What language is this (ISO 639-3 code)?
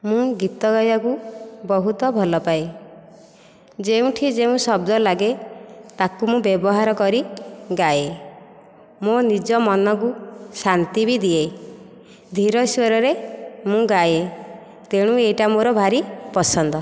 ori